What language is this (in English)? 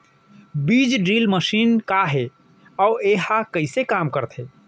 Chhattisgarhi